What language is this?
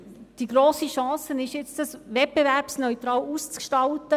Swiss German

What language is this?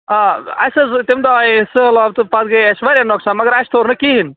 Kashmiri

